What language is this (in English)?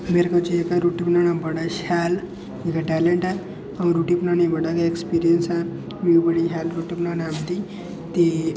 Dogri